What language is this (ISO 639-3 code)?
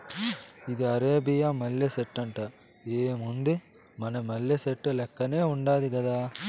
tel